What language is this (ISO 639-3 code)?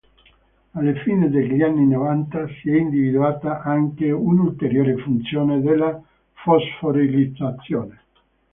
ita